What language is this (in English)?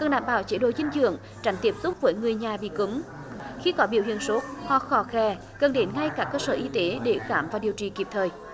Vietnamese